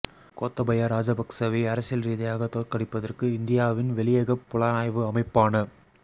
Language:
Tamil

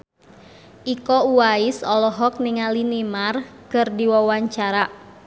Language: Sundanese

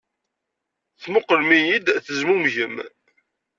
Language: Kabyle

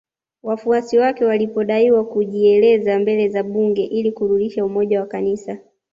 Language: Swahili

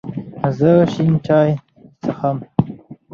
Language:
Pashto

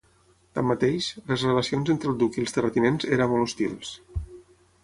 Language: Catalan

